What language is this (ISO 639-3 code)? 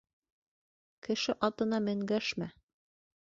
bak